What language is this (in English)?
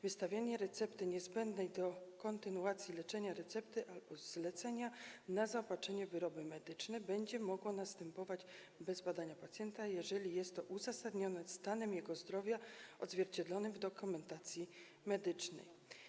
Polish